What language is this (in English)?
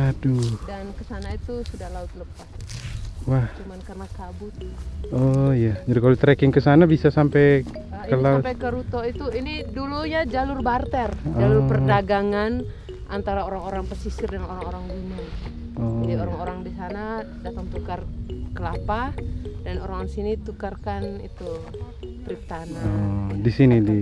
Indonesian